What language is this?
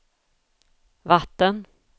Swedish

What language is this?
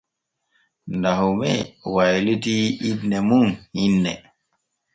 Borgu Fulfulde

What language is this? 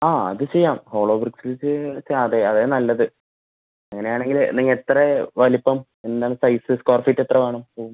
Malayalam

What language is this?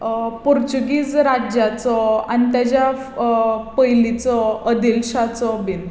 Konkani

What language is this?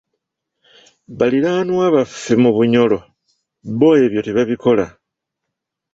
Ganda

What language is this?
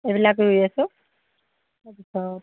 Assamese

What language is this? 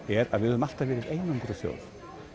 Icelandic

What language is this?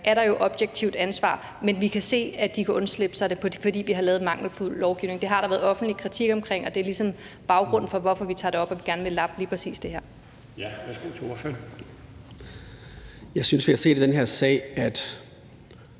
Danish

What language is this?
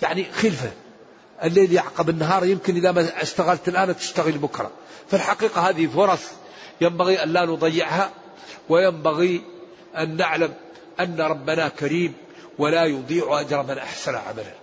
Arabic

